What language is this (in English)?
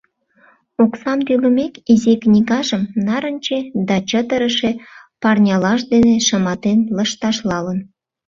Mari